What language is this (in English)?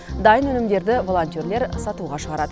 Kazakh